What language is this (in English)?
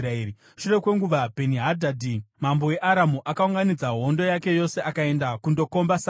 Shona